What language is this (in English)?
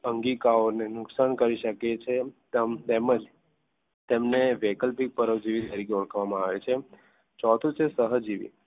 Gujarati